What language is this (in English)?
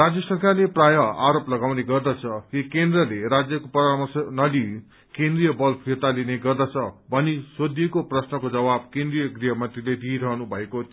Nepali